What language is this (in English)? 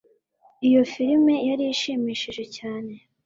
Kinyarwanda